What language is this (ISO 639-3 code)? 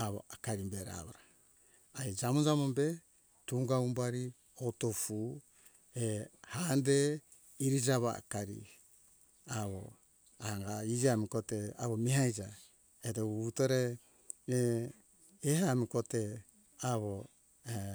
hkk